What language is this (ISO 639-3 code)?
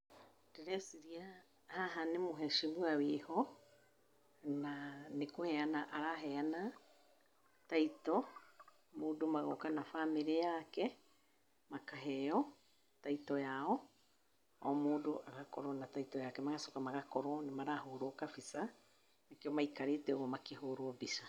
kik